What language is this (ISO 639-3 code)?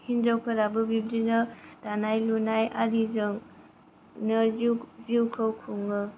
brx